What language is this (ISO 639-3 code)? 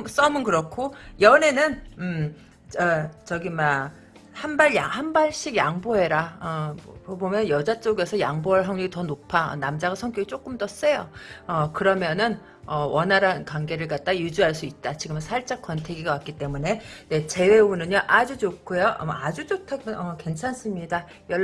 kor